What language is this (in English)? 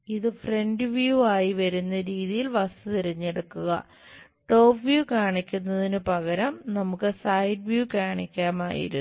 Malayalam